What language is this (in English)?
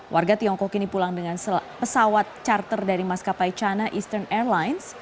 Indonesian